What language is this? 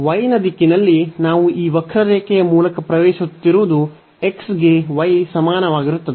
Kannada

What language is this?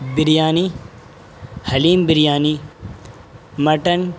Urdu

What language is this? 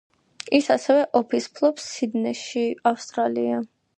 Georgian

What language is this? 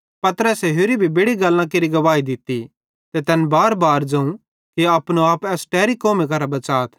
Bhadrawahi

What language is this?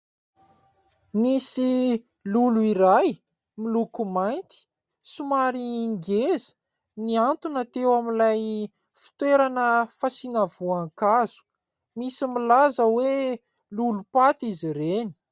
Malagasy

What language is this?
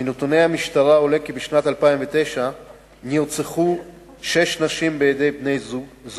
Hebrew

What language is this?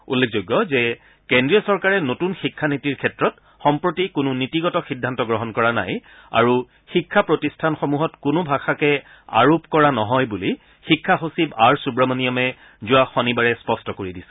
Assamese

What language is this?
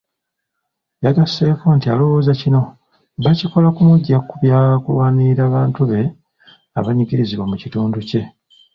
Ganda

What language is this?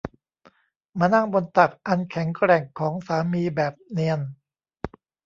Thai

